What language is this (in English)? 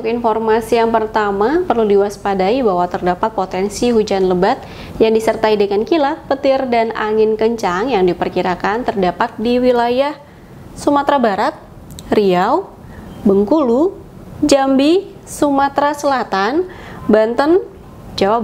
Indonesian